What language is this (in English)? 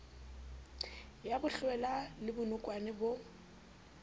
Southern Sotho